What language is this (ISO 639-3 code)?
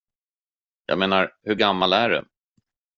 swe